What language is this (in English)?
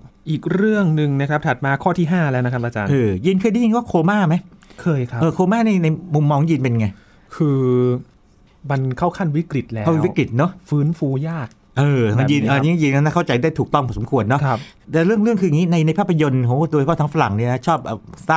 Thai